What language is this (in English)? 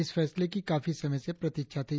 Hindi